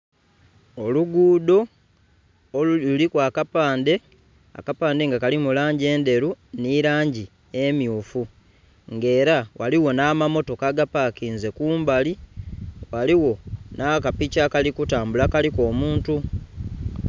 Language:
Soga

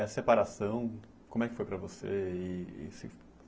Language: Portuguese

